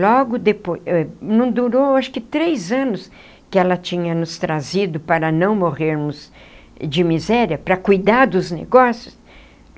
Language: Portuguese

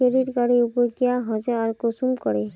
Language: Magahi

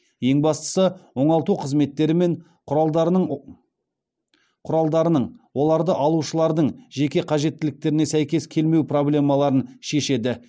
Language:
Kazakh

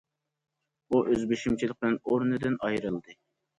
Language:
Uyghur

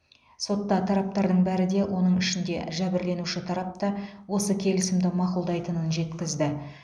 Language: Kazakh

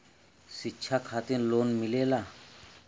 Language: Bhojpuri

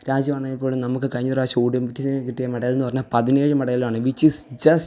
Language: Malayalam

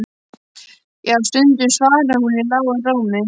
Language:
Icelandic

